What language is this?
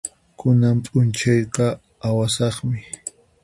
Puno Quechua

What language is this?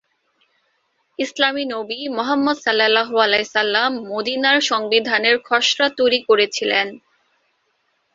Bangla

